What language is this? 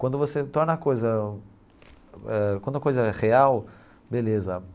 Portuguese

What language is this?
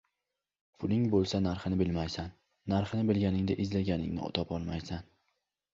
Uzbek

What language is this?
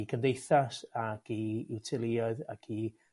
Welsh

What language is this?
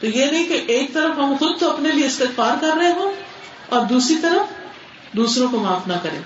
Urdu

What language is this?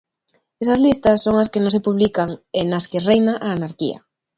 Galician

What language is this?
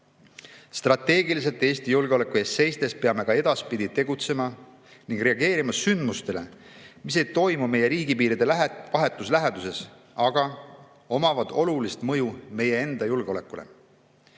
Estonian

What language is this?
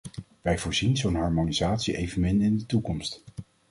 Dutch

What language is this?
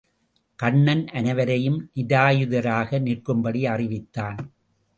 Tamil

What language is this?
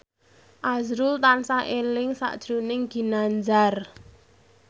Javanese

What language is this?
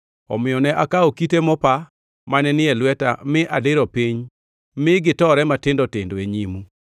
Luo (Kenya and Tanzania)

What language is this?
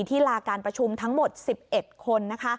Thai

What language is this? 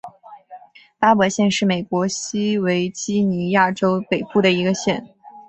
Chinese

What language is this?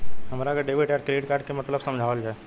Bhojpuri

